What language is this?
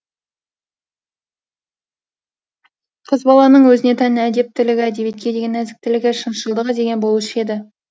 Kazakh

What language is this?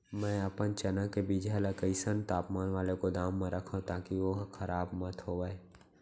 Chhattisgarhi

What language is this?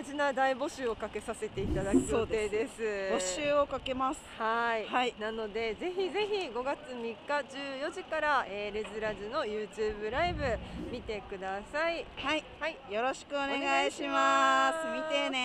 Japanese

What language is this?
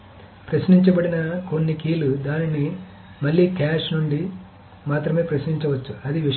Telugu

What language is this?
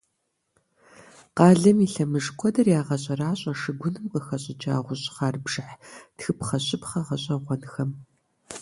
Kabardian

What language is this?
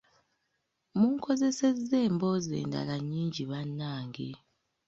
Ganda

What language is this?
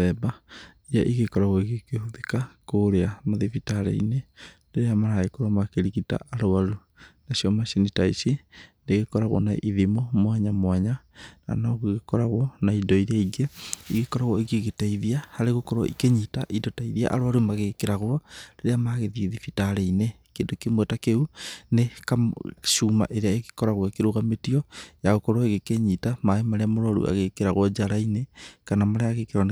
Kikuyu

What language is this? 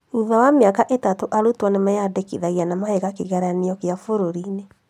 Kikuyu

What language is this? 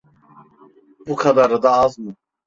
Turkish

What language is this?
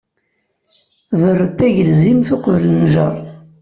Kabyle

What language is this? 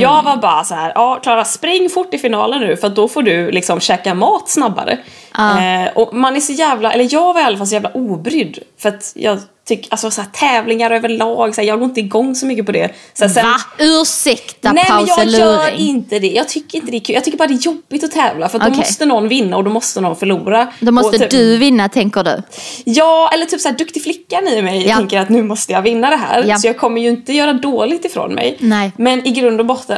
Swedish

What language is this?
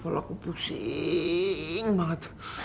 Indonesian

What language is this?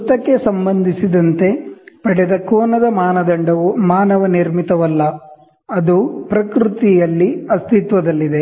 Kannada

